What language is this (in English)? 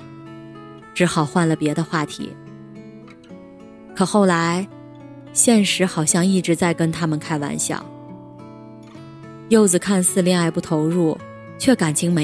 Chinese